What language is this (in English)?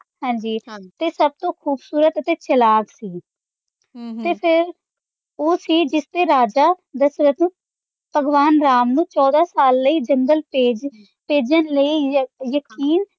Punjabi